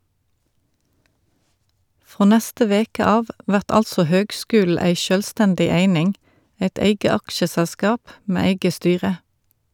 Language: Norwegian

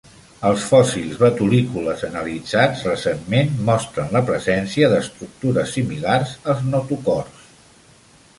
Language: Catalan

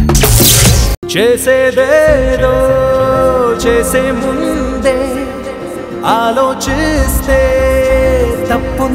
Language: Telugu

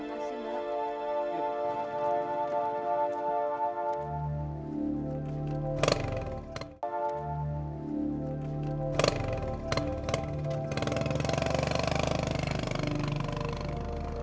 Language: Indonesian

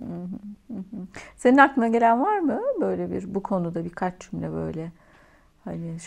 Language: Turkish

